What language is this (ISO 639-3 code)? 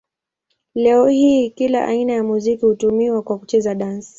swa